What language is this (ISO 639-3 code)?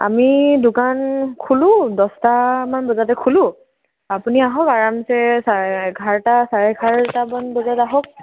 asm